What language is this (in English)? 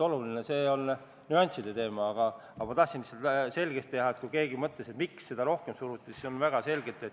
Estonian